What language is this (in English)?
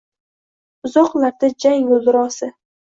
Uzbek